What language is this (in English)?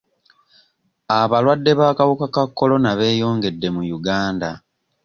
Ganda